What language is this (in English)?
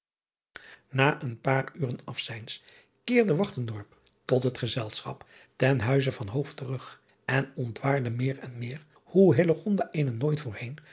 Dutch